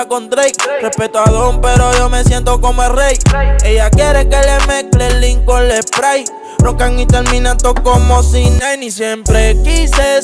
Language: Spanish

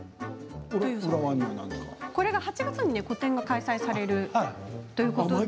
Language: Japanese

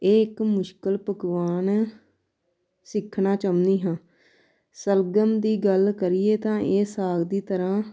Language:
Punjabi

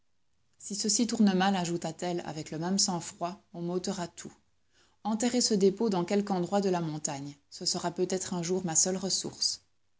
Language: French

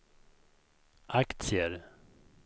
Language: Swedish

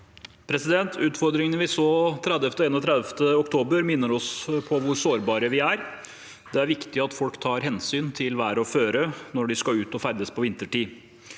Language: Norwegian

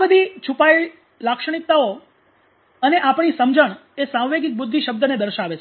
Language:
Gujarati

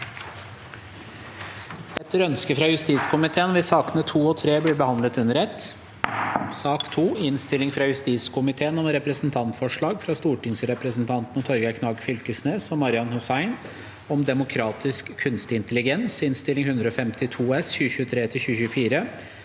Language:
Norwegian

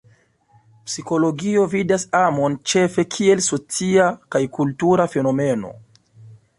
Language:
Esperanto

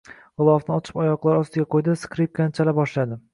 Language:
Uzbek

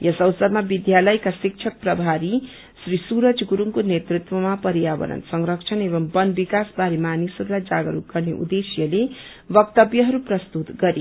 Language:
Nepali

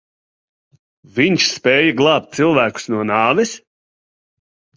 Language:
Latvian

